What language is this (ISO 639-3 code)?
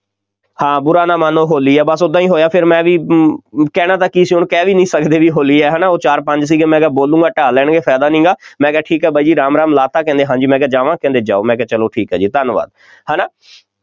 pan